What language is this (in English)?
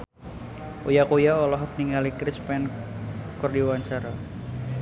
Sundanese